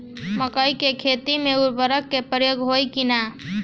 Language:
Bhojpuri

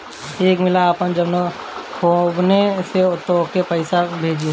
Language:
Bhojpuri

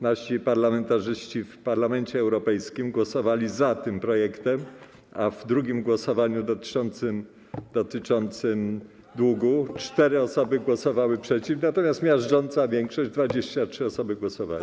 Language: Polish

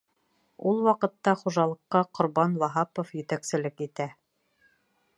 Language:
Bashkir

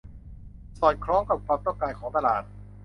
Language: Thai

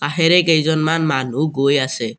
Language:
Assamese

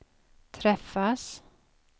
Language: Swedish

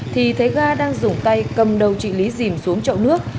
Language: Vietnamese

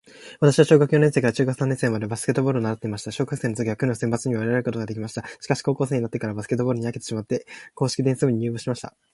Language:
Japanese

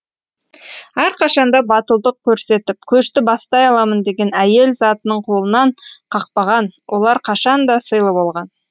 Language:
Kazakh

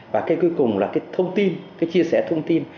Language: Vietnamese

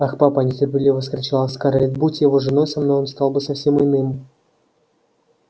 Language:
Russian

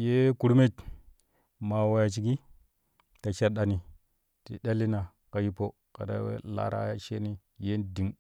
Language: Kushi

